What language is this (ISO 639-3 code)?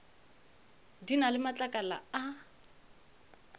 nso